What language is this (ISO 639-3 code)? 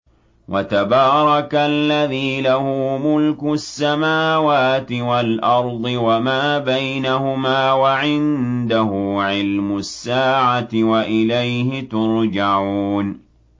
ara